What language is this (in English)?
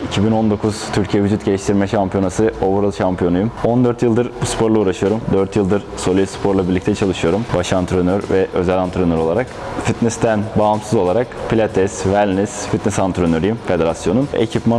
Turkish